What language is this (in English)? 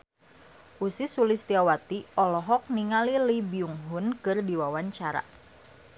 Sundanese